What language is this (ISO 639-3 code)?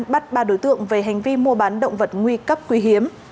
vie